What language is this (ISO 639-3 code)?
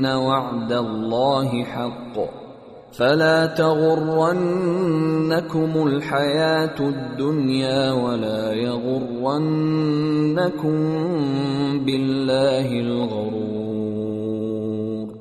fas